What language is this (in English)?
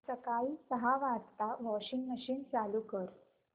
Marathi